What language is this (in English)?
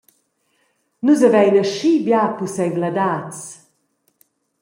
Romansh